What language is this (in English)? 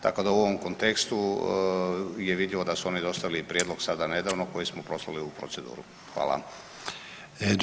Croatian